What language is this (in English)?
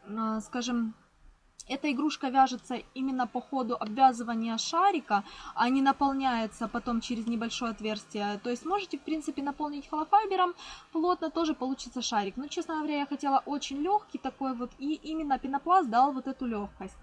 Russian